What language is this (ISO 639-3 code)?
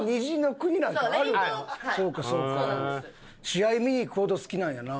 jpn